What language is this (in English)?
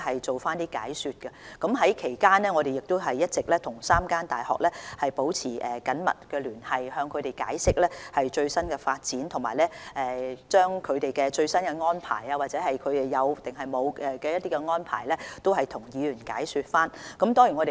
Cantonese